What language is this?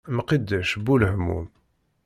Kabyle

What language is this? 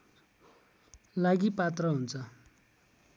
Nepali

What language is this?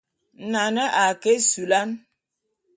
Bulu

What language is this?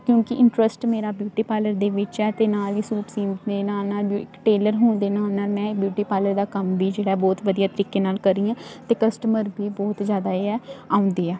Punjabi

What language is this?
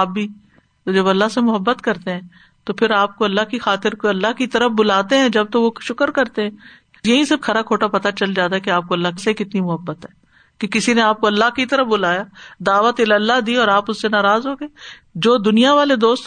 Urdu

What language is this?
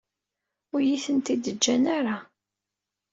Kabyle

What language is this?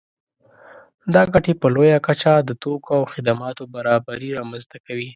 Pashto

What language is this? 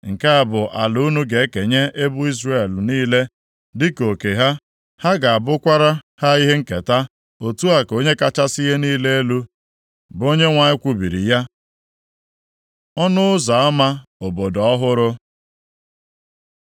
Igbo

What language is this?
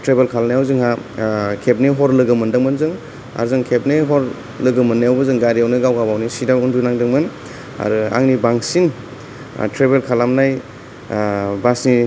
Bodo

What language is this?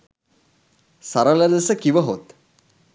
Sinhala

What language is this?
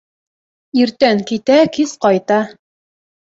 Bashkir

